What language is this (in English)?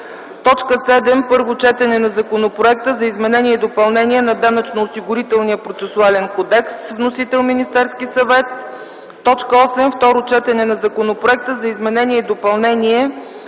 Bulgarian